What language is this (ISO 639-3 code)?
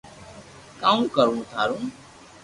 lrk